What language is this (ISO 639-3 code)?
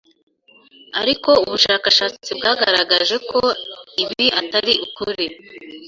kin